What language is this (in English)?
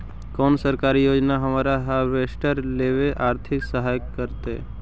Magahi